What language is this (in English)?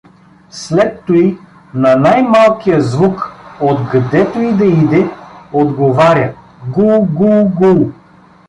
Bulgarian